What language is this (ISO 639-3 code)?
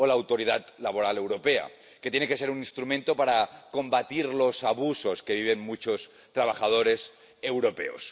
spa